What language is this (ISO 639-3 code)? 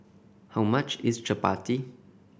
eng